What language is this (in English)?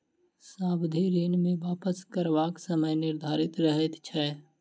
Maithili